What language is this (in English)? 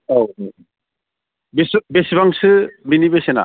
Bodo